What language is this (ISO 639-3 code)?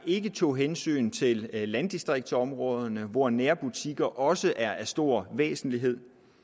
dan